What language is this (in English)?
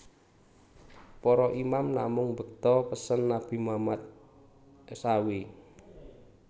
Javanese